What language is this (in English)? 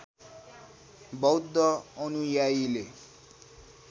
Nepali